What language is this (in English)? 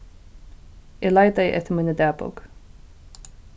Faroese